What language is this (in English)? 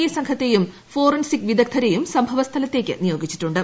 Malayalam